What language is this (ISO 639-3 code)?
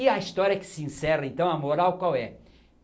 por